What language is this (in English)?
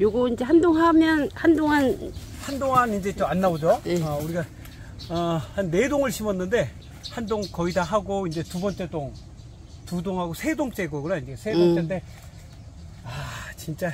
Korean